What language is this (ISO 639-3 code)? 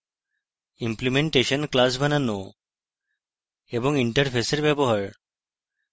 ben